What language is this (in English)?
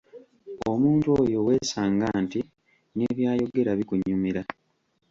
Ganda